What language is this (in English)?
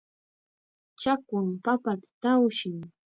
Chiquián Ancash Quechua